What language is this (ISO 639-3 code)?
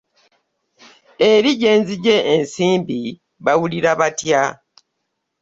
lug